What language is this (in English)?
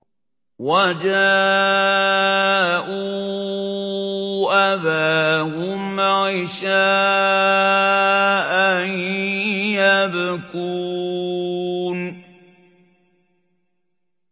Arabic